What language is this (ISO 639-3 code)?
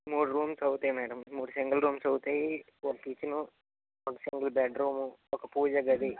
tel